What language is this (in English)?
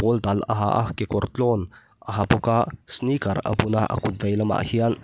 Mizo